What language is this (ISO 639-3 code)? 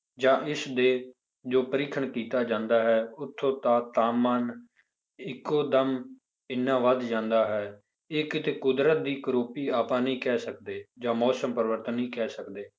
pan